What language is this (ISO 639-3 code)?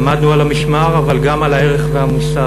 heb